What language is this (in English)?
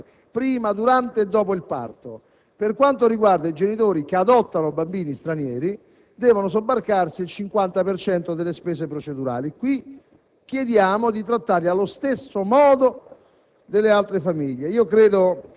Italian